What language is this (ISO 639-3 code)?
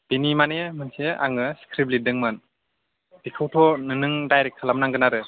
brx